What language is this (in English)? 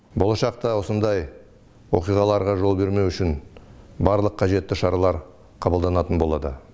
Kazakh